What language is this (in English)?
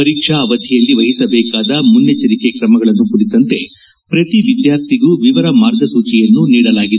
Kannada